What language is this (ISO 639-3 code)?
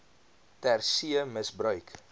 afr